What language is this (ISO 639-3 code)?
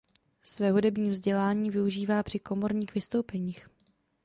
ces